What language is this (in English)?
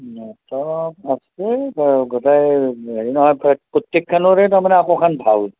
Assamese